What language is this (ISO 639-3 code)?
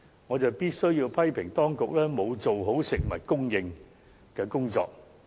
yue